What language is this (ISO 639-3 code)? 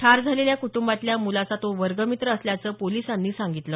mar